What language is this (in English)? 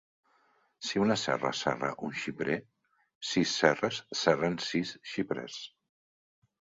Catalan